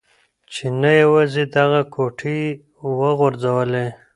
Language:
Pashto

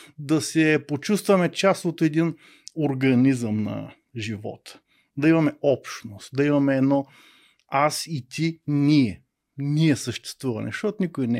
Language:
Bulgarian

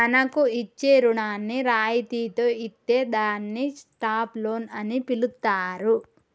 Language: Telugu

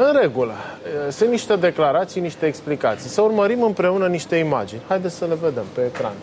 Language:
Romanian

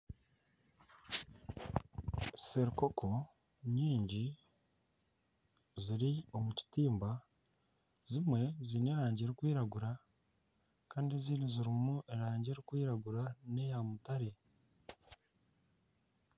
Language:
Nyankole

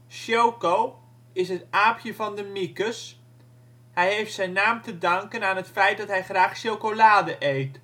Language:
Dutch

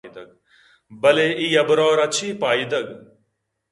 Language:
Eastern Balochi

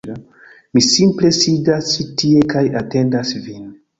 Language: Esperanto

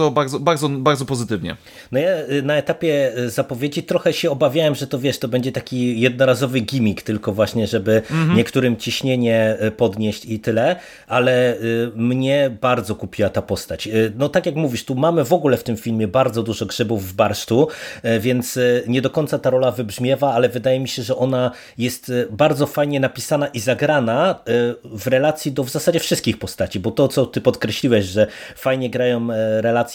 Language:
Polish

